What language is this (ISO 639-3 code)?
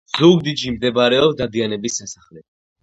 kat